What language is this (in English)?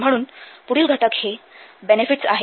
Marathi